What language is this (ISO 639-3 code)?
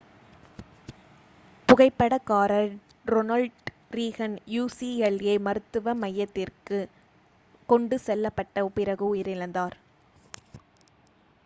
tam